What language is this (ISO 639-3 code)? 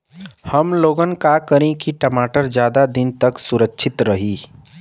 bho